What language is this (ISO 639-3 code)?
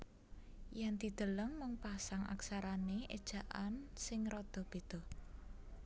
jav